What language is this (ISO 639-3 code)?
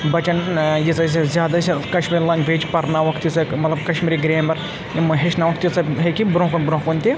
kas